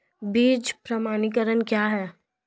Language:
Hindi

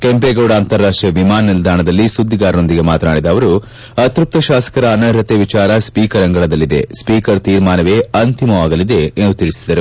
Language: Kannada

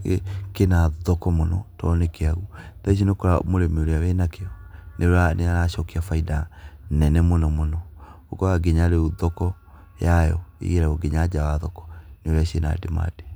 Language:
Kikuyu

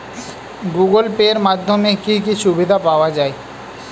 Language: Bangla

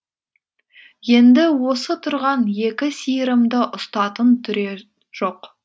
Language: Kazakh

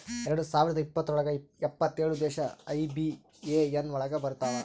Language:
Kannada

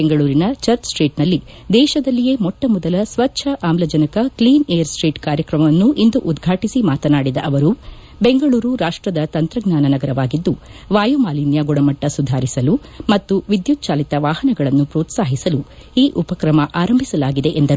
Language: Kannada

